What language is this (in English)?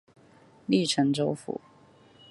Chinese